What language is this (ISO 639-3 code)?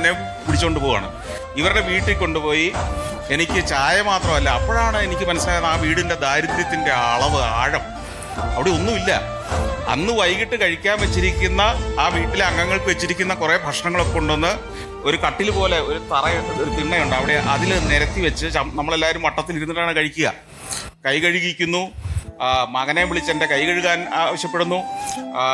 mal